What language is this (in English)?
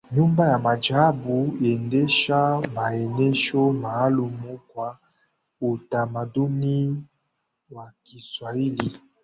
Swahili